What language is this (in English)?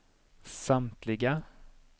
Swedish